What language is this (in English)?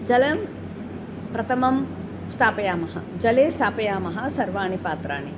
Sanskrit